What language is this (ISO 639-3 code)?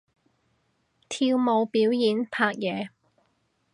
yue